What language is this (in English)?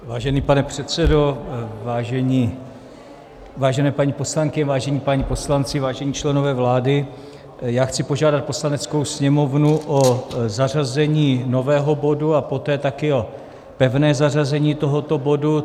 Czech